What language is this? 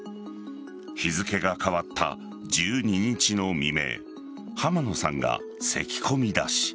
Japanese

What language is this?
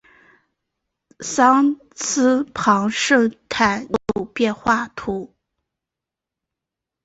Chinese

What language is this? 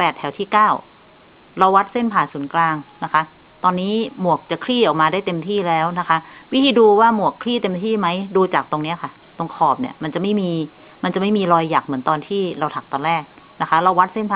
Thai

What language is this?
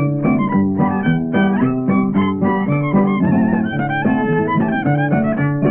Spanish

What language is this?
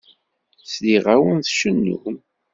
Kabyle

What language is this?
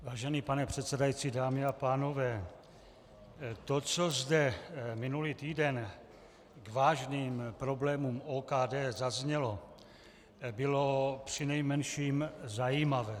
Czech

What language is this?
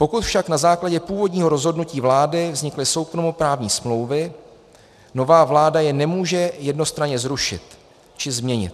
Czech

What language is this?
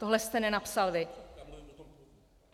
Czech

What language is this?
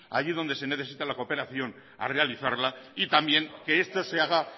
Spanish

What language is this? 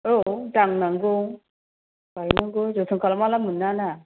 Bodo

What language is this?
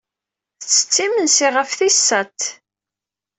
Kabyle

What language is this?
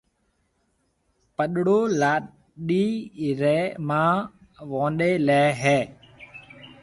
Marwari (Pakistan)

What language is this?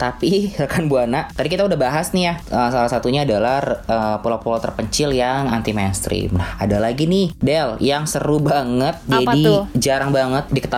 Indonesian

